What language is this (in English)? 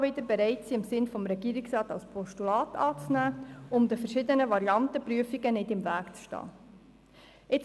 Swiss German